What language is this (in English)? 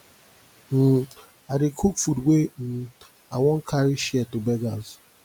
Nigerian Pidgin